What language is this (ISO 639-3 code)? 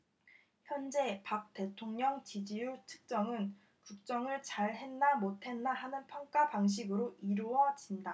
kor